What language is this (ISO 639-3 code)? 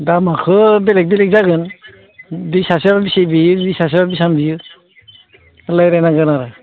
brx